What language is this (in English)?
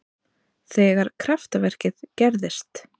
Icelandic